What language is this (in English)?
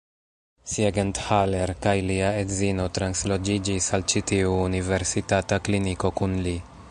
Esperanto